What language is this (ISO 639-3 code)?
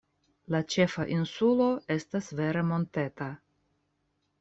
epo